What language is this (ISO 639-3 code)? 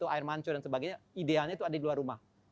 ind